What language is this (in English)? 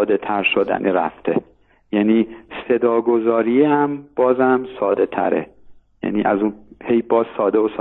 Persian